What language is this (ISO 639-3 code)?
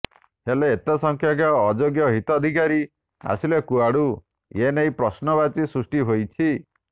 ori